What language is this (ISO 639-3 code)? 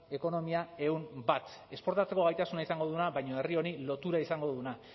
eus